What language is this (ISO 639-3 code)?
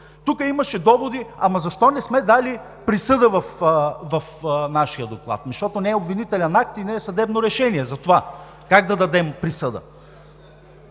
bul